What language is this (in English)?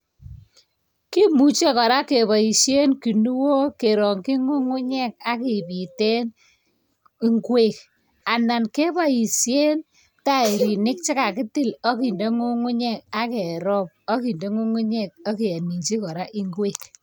Kalenjin